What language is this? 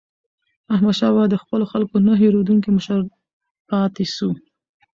Pashto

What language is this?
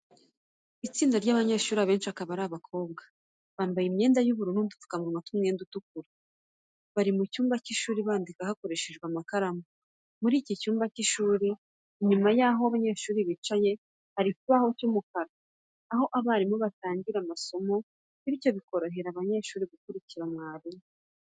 Kinyarwanda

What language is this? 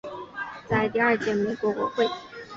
Chinese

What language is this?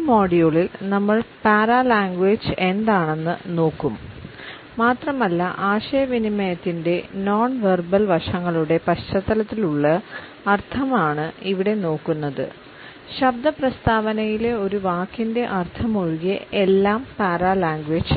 Malayalam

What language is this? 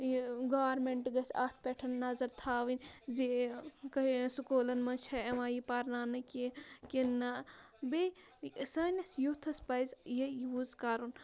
Kashmiri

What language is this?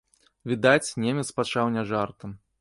Belarusian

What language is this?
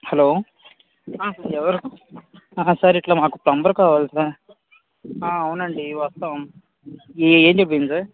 Telugu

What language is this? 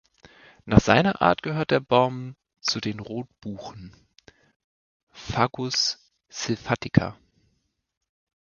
German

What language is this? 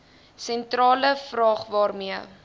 Afrikaans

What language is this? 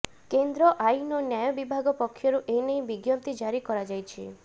Odia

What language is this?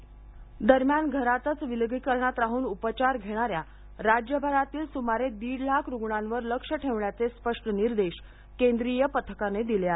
Marathi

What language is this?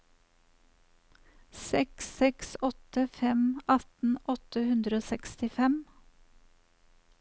Norwegian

